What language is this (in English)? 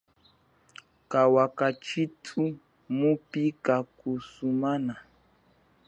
Chokwe